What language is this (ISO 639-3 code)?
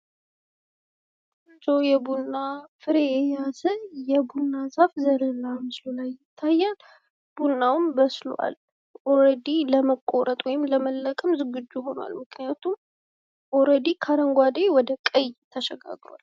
amh